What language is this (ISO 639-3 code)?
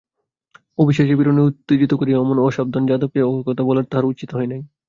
ben